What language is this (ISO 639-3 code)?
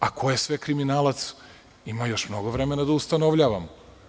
srp